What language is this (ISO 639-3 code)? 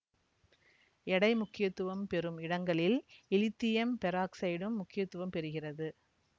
tam